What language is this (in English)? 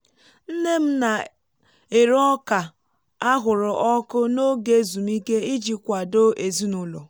Igbo